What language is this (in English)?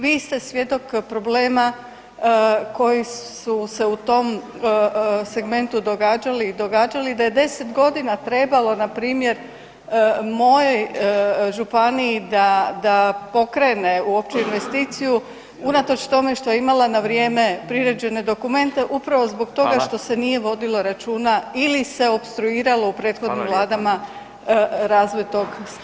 Croatian